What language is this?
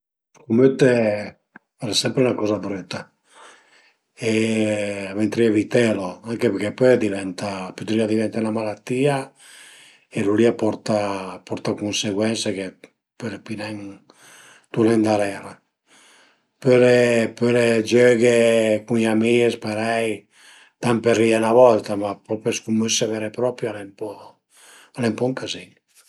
Piedmontese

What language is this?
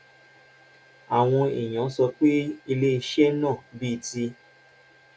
Yoruba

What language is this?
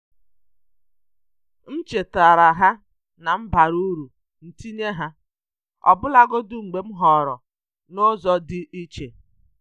Igbo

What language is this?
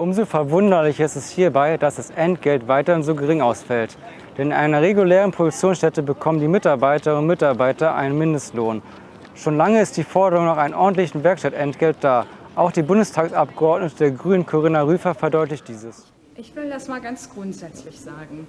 German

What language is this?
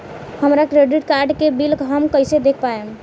Bhojpuri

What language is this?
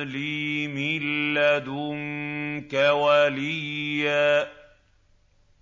Arabic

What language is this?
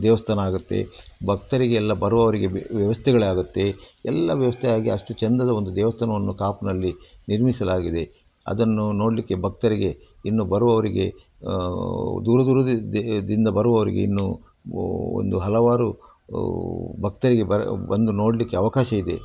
Kannada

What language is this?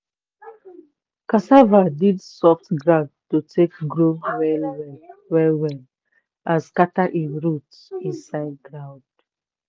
Nigerian Pidgin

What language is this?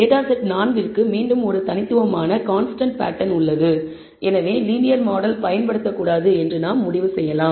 Tamil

